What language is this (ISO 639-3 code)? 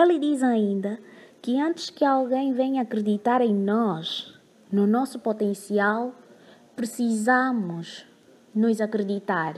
por